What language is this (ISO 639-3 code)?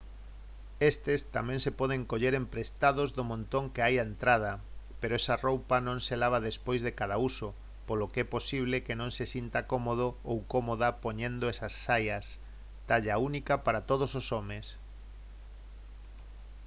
glg